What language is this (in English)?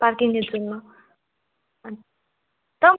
Bangla